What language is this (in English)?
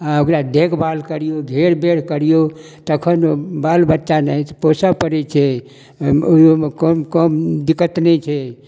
Maithili